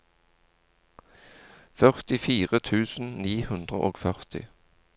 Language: Norwegian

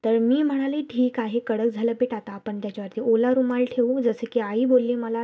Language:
Marathi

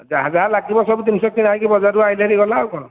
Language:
Odia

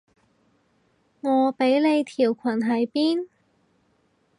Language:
Cantonese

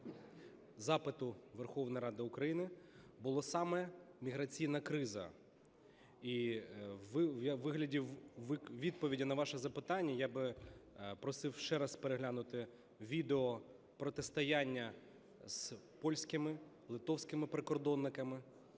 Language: Ukrainian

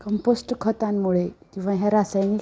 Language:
Marathi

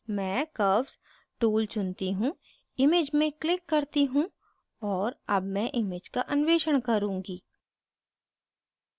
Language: Hindi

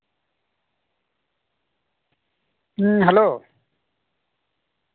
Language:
Santali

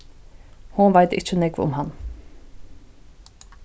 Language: Faroese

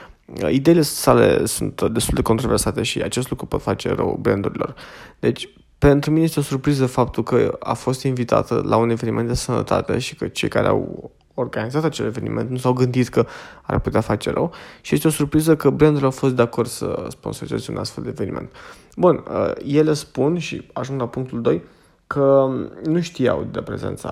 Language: Romanian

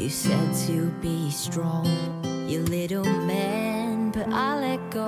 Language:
French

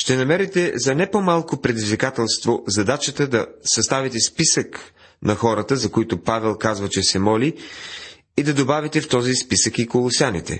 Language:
Bulgarian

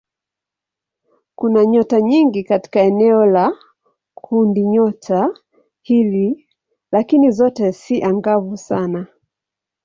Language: Swahili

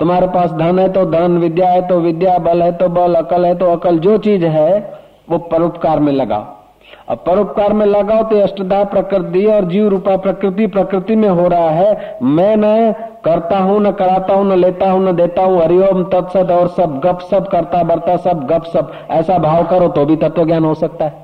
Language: Hindi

